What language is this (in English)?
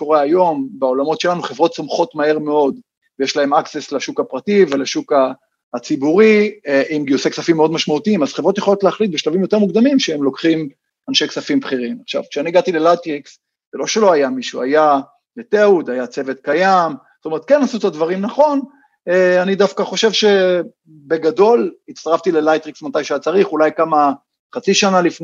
Hebrew